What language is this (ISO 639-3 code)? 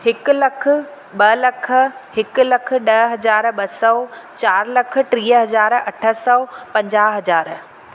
snd